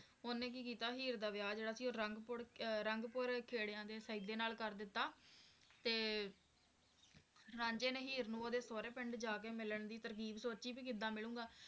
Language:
Punjabi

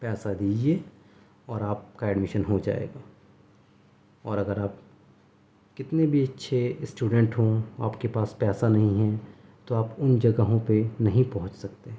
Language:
Urdu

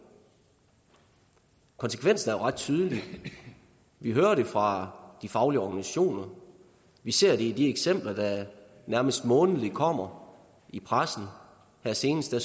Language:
Danish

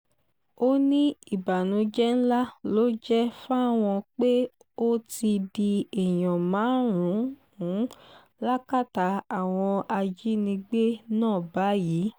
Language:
Yoruba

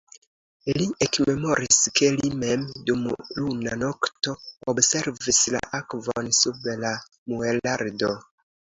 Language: Esperanto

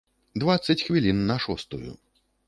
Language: Belarusian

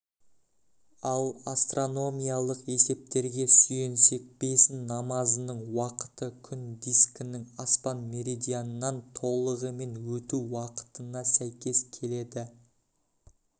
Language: Kazakh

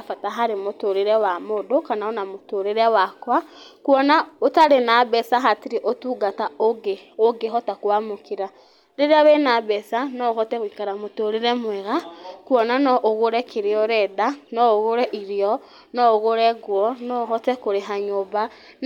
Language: Kikuyu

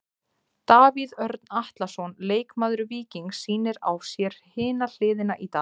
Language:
Icelandic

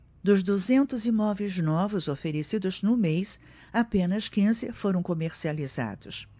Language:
Portuguese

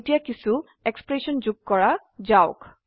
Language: Assamese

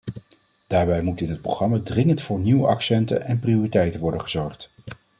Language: Dutch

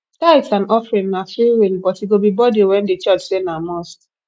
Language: Nigerian Pidgin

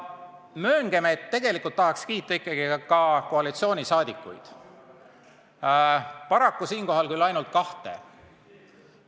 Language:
Estonian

